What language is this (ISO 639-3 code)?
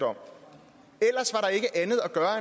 dan